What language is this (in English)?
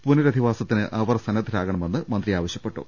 Malayalam